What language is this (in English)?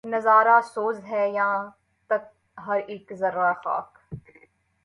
Urdu